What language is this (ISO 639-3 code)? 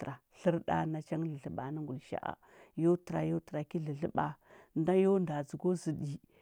hbb